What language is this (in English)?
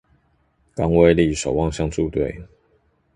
Chinese